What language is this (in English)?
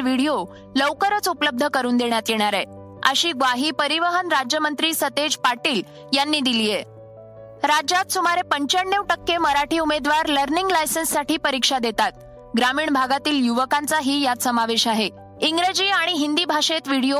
Marathi